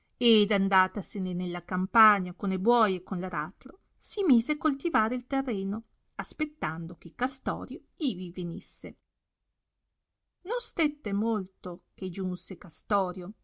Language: Italian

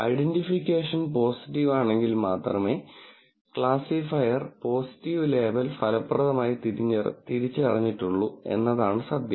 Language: Malayalam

